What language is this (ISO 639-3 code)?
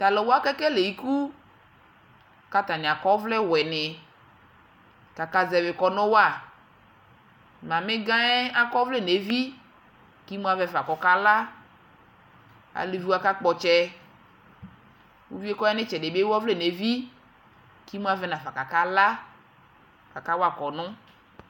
kpo